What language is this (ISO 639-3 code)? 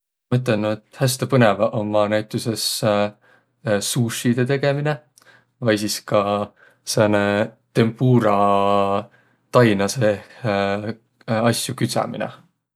vro